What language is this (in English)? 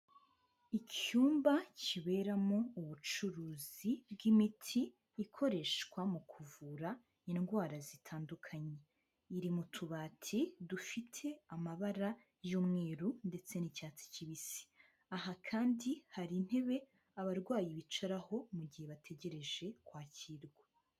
Kinyarwanda